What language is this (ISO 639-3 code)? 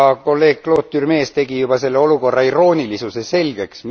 est